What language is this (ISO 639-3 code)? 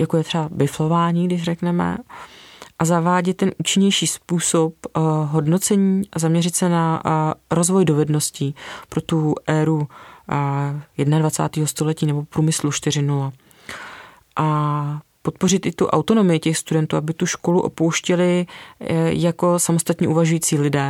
ces